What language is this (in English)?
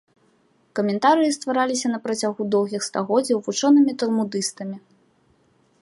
Belarusian